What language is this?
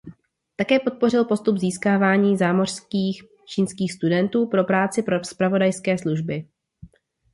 Czech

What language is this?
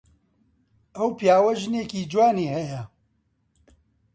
Central Kurdish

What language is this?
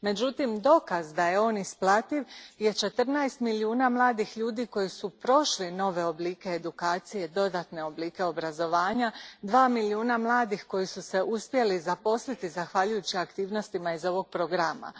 Croatian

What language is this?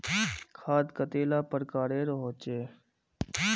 Magahi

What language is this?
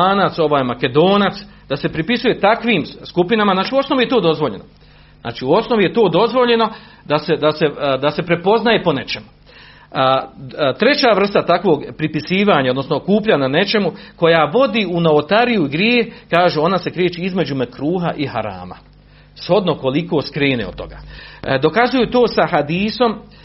Croatian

